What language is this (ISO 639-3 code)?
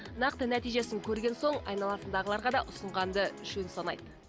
kaz